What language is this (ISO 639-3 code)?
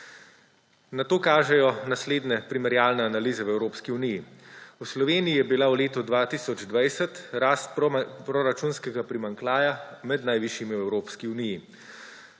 slv